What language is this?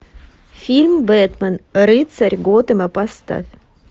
Russian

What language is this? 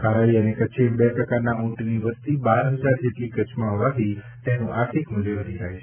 Gujarati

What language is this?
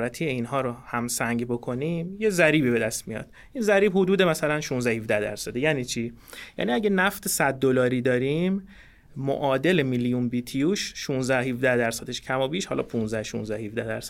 Persian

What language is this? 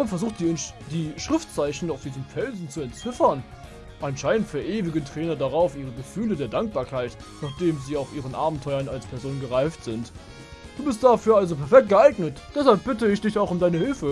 German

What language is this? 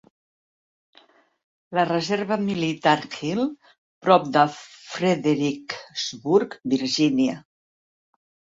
Catalan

